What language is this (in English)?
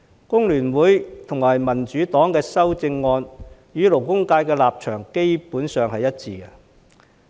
Cantonese